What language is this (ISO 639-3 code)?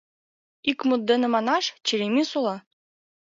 chm